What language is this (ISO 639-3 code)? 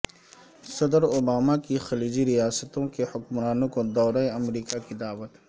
urd